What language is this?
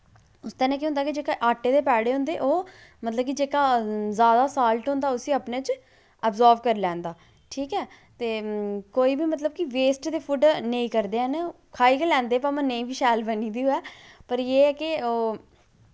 Dogri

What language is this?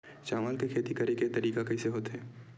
Chhattisgarhi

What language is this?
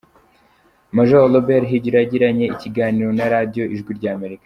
Kinyarwanda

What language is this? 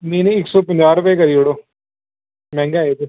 Dogri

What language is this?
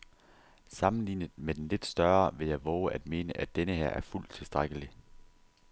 Danish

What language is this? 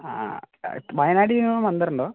Malayalam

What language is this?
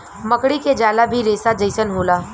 Bhojpuri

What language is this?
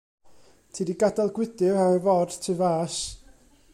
Welsh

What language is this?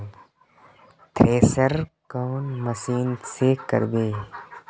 Magahi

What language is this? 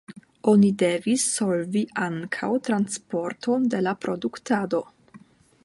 Esperanto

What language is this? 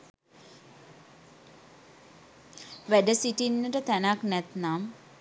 Sinhala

